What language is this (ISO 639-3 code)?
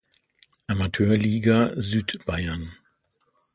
deu